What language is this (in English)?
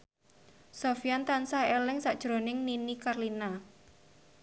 Javanese